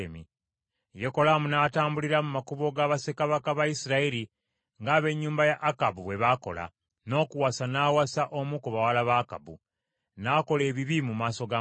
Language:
Ganda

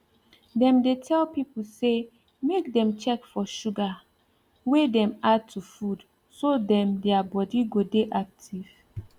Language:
Nigerian Pidgin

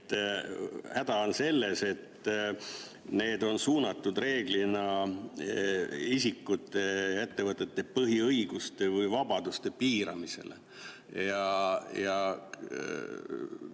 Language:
Estonian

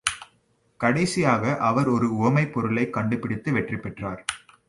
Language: Tamil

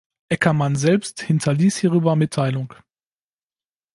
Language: German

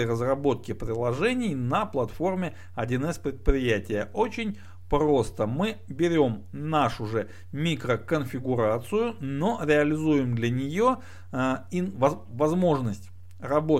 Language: Russian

